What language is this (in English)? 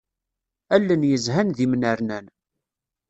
Kabyle